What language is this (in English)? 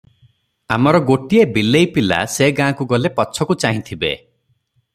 Odia